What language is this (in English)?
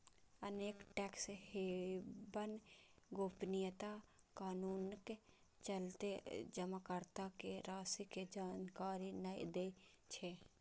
Maithili